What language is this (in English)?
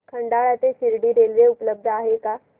Marathi